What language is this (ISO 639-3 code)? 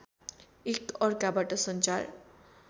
nep